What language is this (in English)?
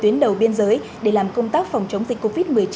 Vietnamese